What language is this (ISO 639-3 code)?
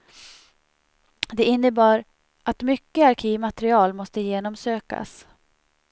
swe